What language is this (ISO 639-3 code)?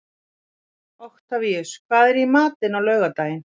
isl